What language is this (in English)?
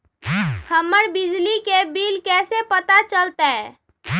Magahi